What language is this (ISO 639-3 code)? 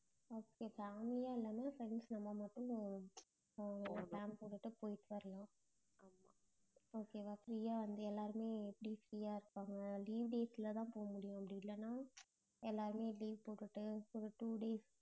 tam